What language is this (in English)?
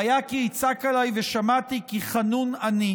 Hebrew